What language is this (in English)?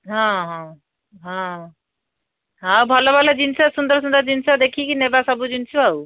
Odia